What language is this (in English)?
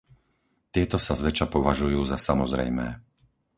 Slovak